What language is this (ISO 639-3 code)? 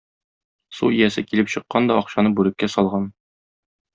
tat